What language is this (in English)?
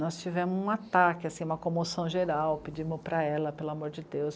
Portuguese